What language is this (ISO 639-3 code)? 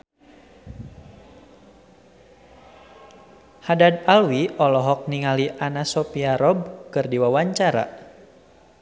sun